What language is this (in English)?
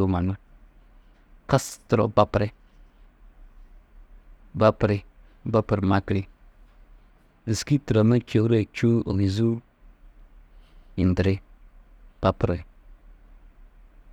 Tedaga